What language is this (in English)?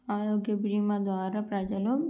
Telugu